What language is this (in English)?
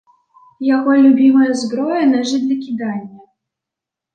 Belarusian